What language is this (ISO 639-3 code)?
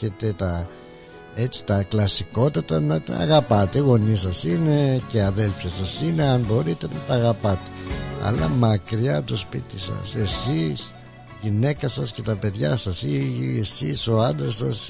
ell